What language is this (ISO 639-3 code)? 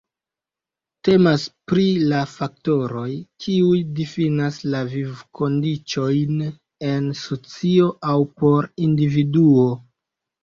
epo